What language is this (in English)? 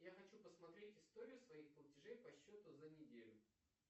Russian